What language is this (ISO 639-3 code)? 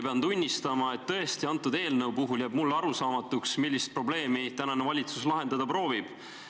est